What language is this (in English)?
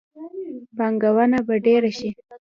Pashto